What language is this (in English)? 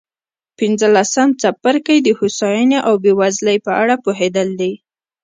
Pashto